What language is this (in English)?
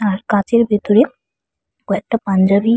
Bangla